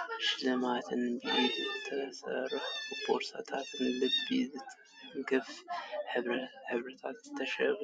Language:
Tigrinya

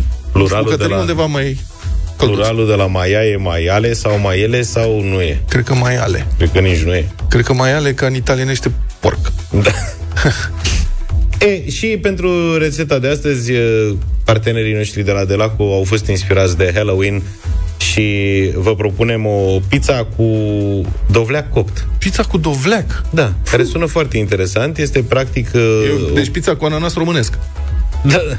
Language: Romanian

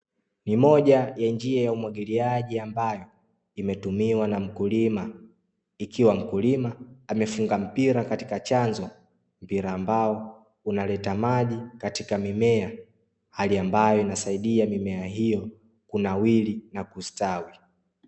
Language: Swahili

